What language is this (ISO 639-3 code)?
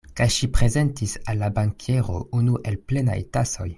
epo